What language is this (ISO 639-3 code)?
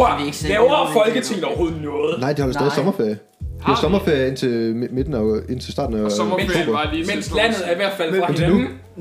dan